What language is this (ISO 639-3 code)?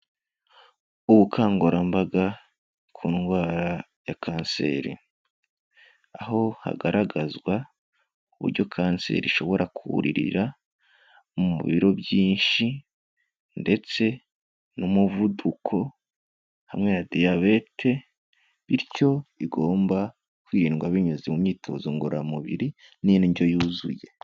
kin